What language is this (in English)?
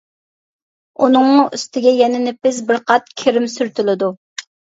Uyghur